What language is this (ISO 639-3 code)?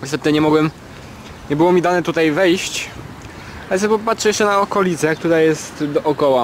pol